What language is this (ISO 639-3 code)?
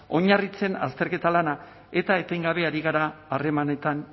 eus